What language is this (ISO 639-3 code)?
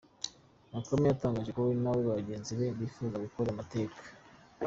kin